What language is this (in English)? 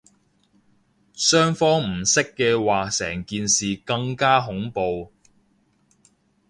Cantonese